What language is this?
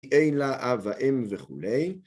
Hebrew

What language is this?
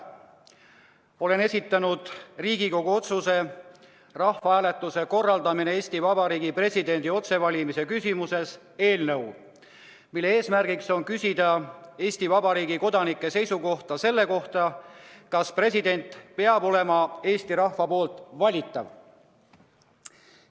Estonian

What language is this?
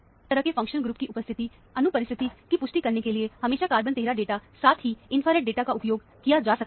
Hindi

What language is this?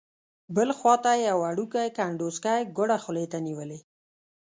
Pashto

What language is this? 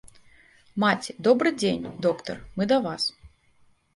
Belarusian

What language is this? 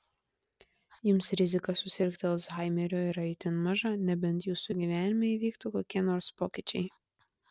Lithuanian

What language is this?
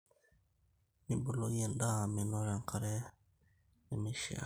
Masai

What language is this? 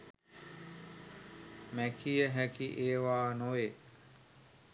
Sinhala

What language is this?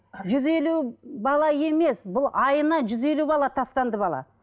Kazakh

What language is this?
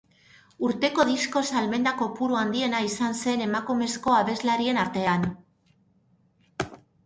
Basque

